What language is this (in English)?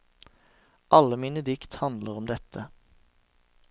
Norwegian